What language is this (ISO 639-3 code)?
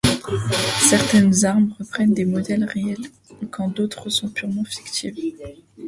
fra